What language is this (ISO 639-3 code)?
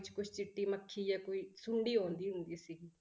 pan